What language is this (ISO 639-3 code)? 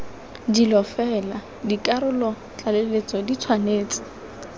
tsn